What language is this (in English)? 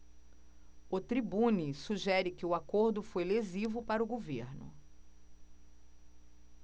Portuguese